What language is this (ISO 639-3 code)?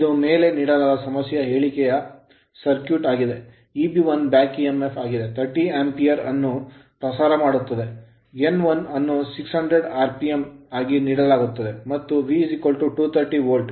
kan